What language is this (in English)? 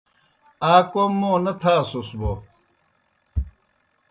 Kohistani Shina